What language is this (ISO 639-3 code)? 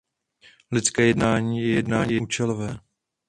ces